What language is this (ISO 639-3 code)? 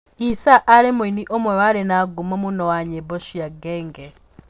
kik